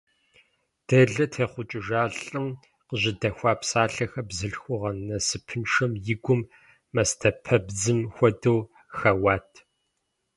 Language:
Kabardian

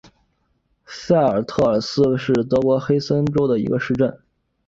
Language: Chinese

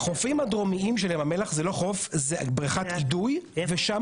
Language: Hebrew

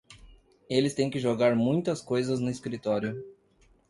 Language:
Portuguese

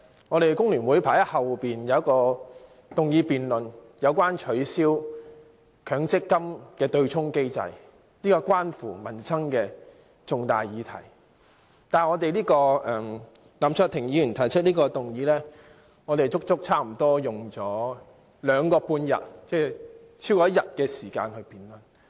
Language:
Cantonese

